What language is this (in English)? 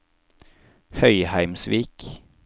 Norwegian